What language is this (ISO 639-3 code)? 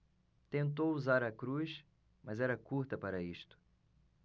por